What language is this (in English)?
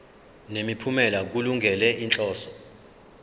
Zulu